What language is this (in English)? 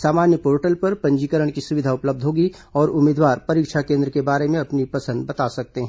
Hindi